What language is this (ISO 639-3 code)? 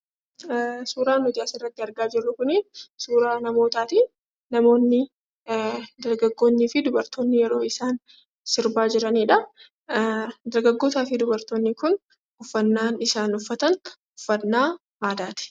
orm